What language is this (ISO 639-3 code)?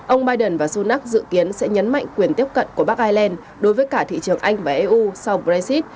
vie